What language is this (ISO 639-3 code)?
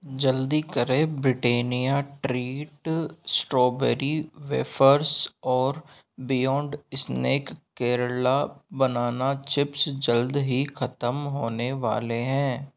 hin